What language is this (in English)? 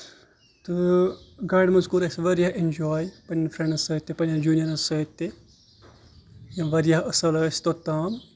Kashmiri